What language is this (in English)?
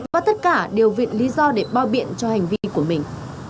Vietnamese